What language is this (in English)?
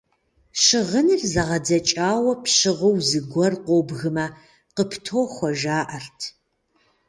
Kabardian